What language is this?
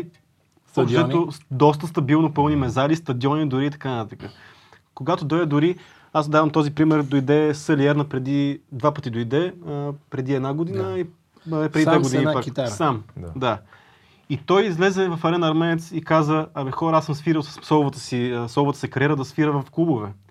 Bulgarian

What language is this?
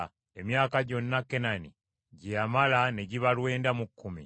Ganda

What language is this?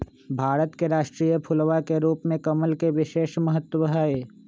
Magahi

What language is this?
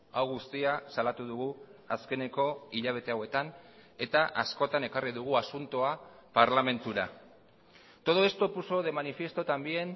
Basque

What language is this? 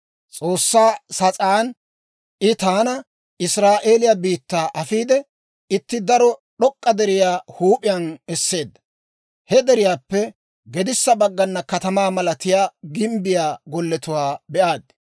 Dawro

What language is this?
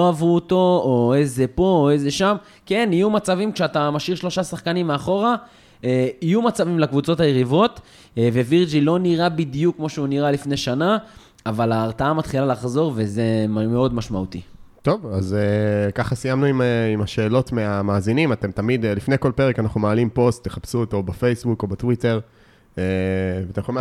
Hebrew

